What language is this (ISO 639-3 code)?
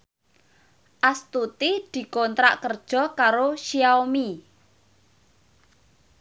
jav